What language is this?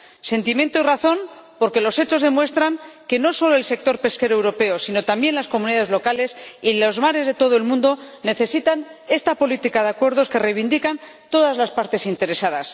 Spanish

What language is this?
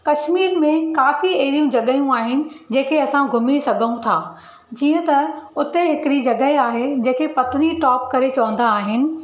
Sindhi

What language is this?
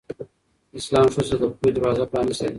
Pashto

